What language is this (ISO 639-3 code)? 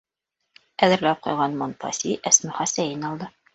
bak